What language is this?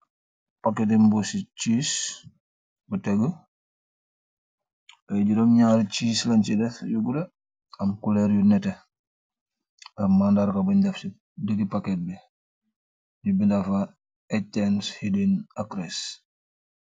Wolof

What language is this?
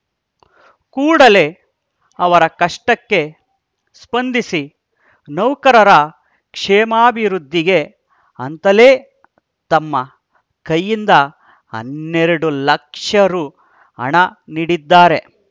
Kannada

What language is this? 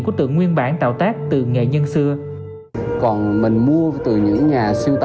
Vietnamese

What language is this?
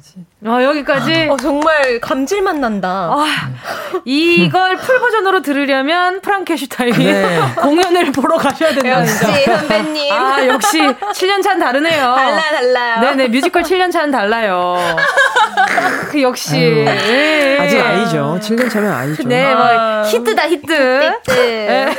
Korean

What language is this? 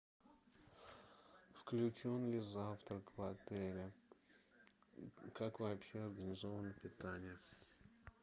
Russian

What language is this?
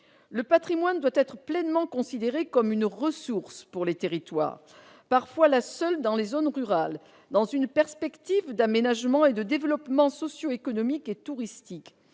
French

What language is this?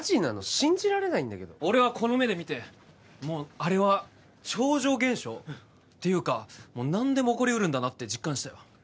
Japanese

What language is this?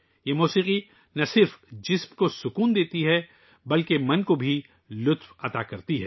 Urdu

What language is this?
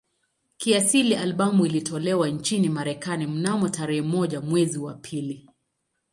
Swahili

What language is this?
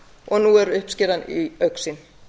Icelandic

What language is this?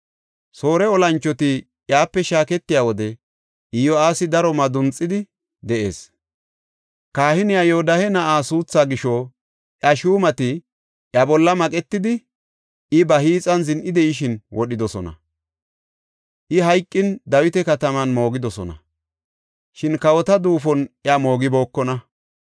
Gofa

